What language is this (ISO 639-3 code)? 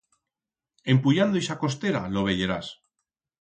arg